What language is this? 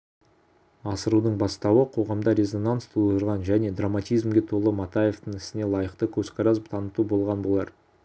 Kazakh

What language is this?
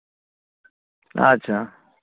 Santali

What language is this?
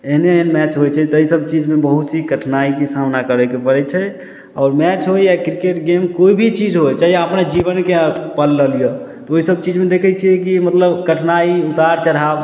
Maithili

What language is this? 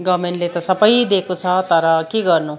Nepali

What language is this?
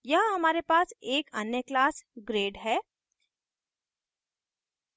Hindi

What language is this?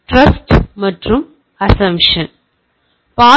Tamil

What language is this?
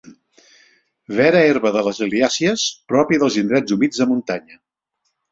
Catalan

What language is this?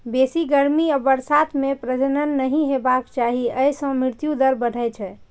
Maithili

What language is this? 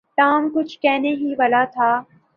Urdu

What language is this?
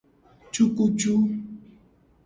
Gen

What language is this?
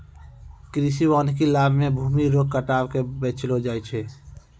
Maithili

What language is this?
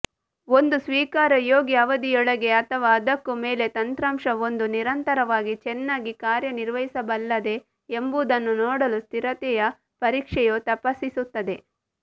Kannada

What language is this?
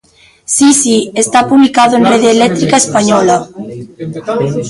Galician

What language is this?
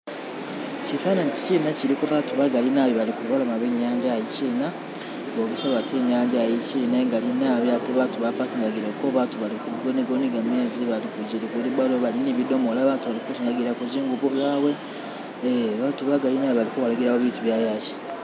Masaaba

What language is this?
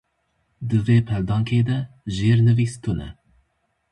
Kurdish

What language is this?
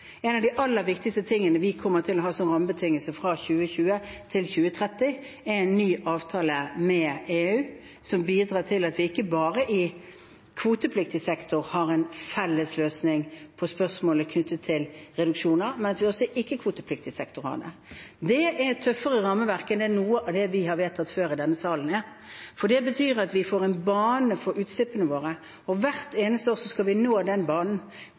Norwegian Bokmål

